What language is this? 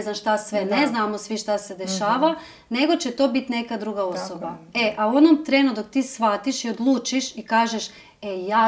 Croatian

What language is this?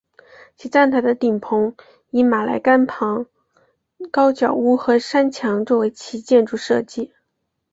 Chinese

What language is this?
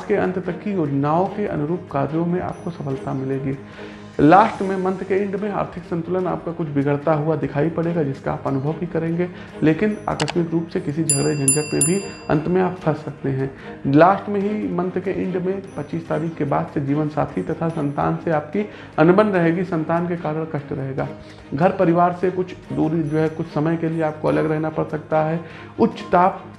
Hindi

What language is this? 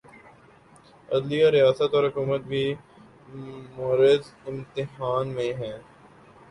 Urdu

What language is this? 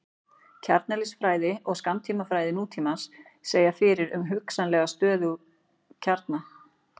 Icelandic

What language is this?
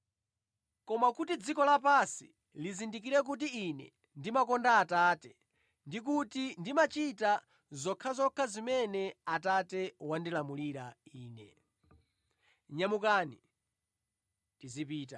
Nyanja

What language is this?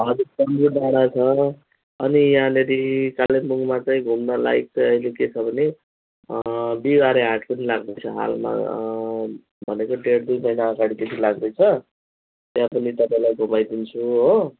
Nepali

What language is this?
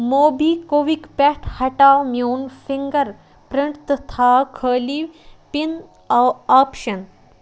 Kashmiri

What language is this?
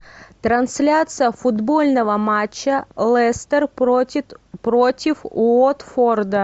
Russian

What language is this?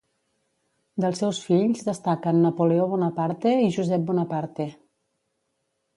Catalan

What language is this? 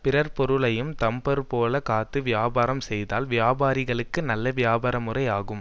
Tamil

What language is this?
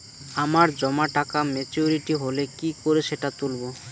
Bangla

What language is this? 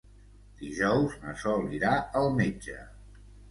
Catalan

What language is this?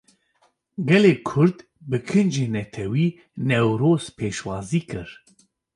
Kurdish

